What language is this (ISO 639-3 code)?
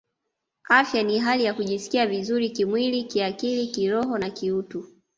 swa